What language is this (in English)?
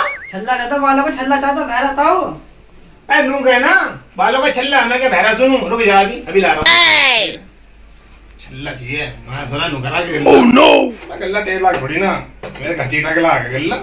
Hindi